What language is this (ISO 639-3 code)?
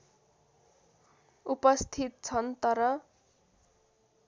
nep